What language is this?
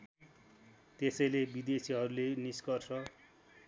Nepali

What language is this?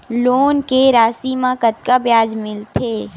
Chhattisgarhi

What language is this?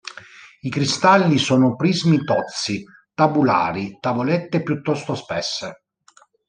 Italian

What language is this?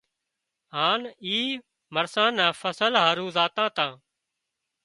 Wadiyara Koli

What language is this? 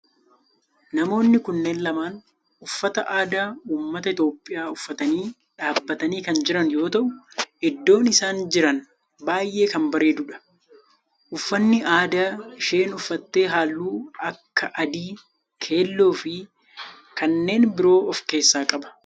Oromo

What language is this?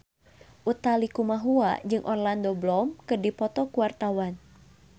Sundanese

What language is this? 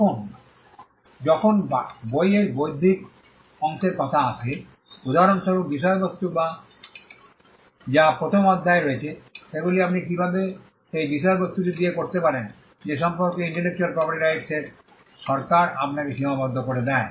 Bangla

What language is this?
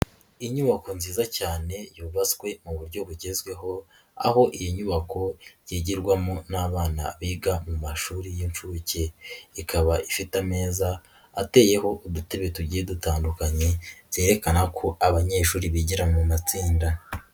Kinyarwanda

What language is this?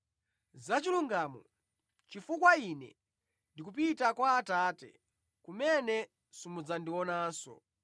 Nyanja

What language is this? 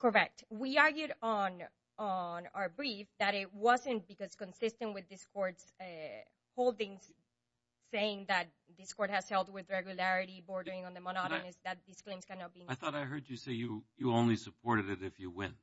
English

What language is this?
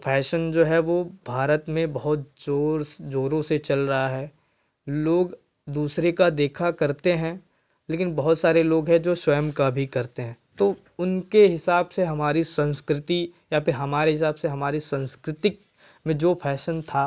Hindi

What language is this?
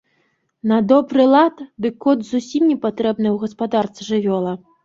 Belarusian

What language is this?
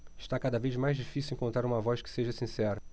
Portuguese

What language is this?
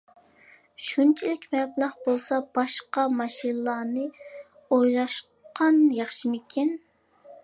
Uyghur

